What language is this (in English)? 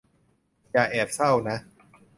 Thai